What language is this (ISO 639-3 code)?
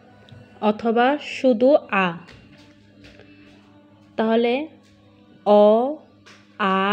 vie